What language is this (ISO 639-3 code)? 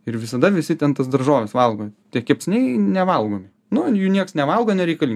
lit